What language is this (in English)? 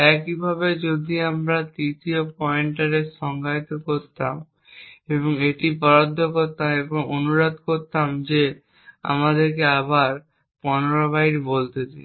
Bangla